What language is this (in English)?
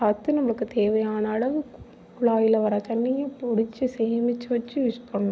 Tamil